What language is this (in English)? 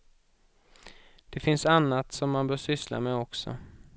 Swedish